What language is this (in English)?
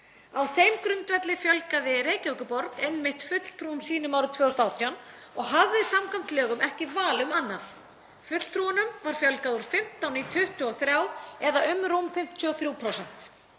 Icelandic